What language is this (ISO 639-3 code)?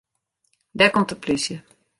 fry